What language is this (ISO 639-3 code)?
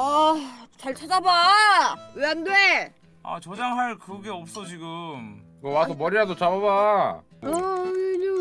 kor